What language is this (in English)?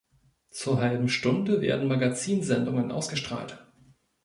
German